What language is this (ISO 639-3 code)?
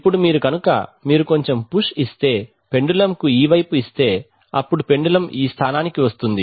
tel